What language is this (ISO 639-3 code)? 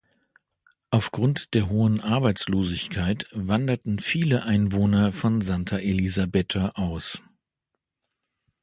deu